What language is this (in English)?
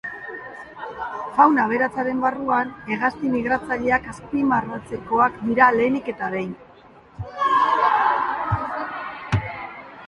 Basque